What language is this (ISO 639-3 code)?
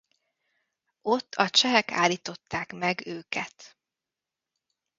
hun